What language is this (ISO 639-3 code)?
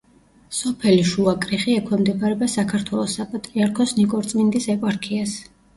kat